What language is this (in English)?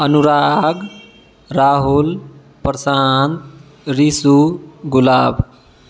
Maithili